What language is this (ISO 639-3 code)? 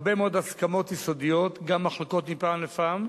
heb